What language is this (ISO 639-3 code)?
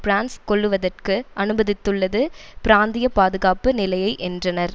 tam